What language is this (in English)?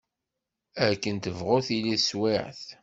Kabyle